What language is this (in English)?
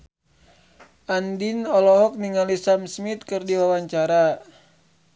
Sundanese